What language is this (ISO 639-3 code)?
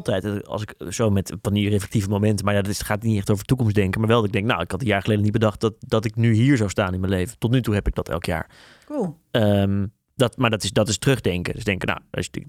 nld